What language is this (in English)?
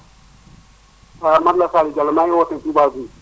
Wolof